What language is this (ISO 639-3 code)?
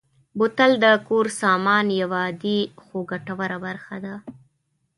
pus